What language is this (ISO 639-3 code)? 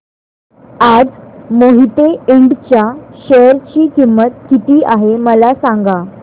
mar